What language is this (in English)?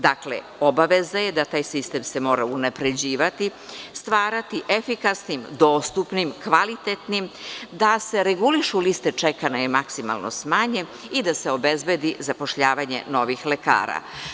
Serbian